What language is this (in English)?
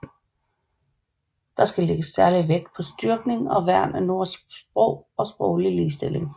Danish